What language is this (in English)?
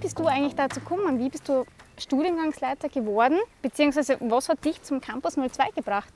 German